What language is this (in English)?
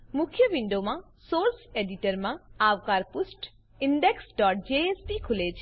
Gujarati